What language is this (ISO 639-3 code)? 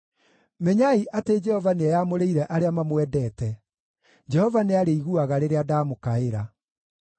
kik